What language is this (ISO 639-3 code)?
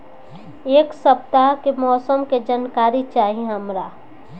bho